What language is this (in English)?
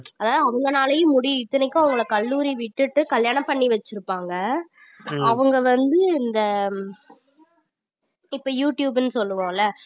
Tamil